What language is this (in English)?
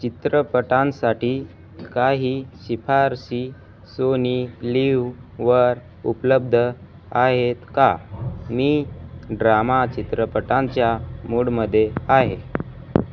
Marathi